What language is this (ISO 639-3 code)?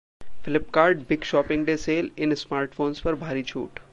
hin